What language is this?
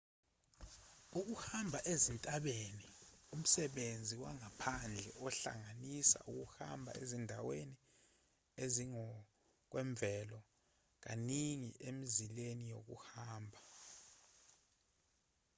Zulu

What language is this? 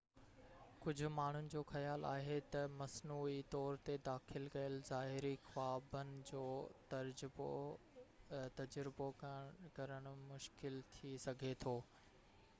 Sindhi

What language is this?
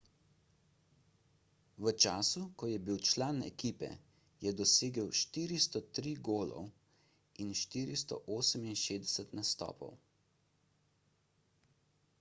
Slovenian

